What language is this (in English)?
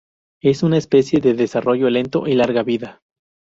Spanish